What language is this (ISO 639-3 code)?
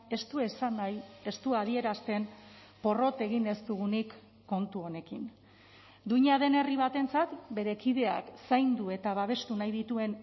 eus